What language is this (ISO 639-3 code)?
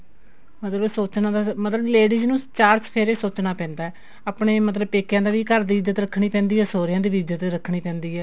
pan